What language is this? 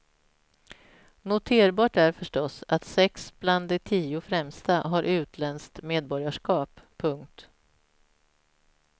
Swedish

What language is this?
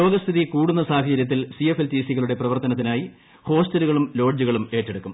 Malayalam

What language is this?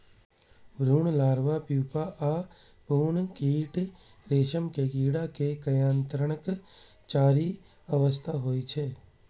Maithili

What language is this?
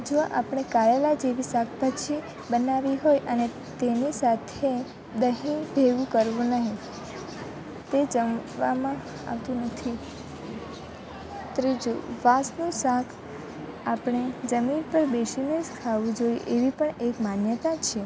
Gujarati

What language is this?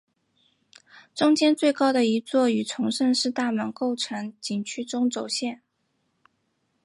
Chinese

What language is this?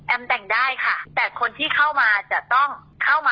Thai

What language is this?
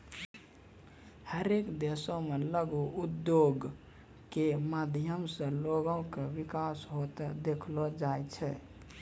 Maithili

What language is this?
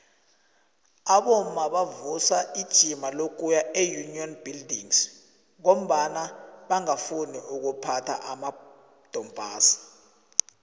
South Ndebele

